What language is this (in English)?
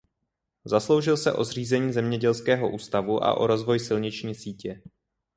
Czech